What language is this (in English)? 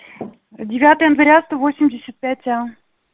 Russian